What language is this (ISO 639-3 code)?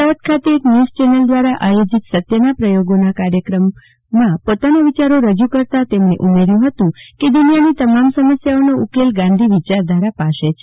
guj